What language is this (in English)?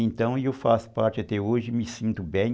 Portuguese